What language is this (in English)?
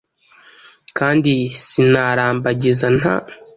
Kinyarwanda